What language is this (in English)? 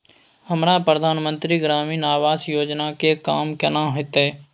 Maithili